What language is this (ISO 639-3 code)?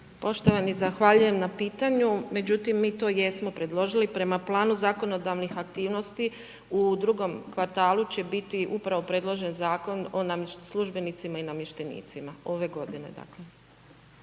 hrv